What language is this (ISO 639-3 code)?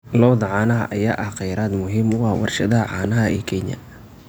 som